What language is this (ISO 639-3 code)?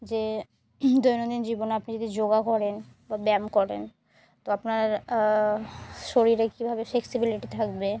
ben